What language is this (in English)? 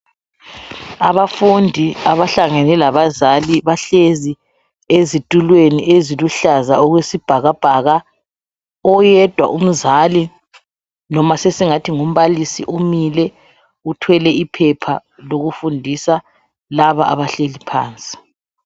North Ndebele